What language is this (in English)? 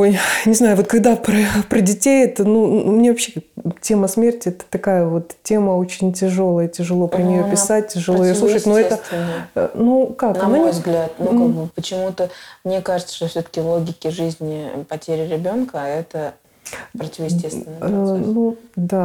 Russian